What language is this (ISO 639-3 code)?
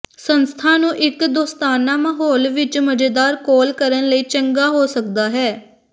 pan